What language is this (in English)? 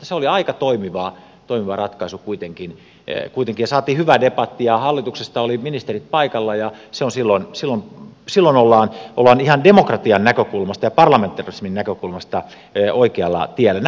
Finnish